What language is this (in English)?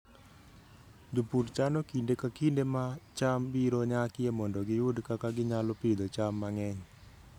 Luo (Kenya and Tanzania)